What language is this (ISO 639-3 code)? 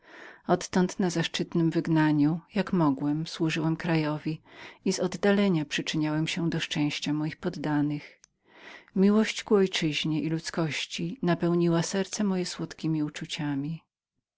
pol